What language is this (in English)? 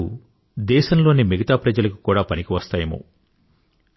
Telugu